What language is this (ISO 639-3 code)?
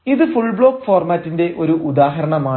mal